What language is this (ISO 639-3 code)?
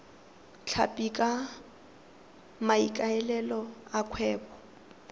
tsn